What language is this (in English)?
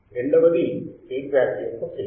Telugu